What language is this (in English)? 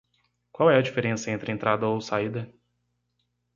Portuguese